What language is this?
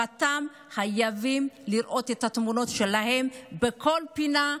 Hebrew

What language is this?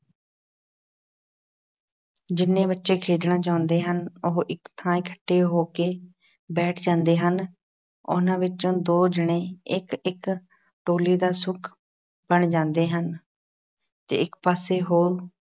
Punjabi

